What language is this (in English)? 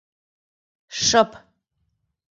Mari